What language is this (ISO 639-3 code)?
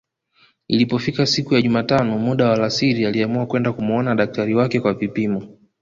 swa